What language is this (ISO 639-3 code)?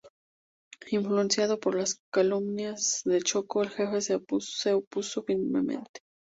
spa